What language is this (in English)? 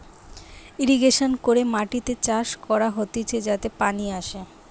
Bangla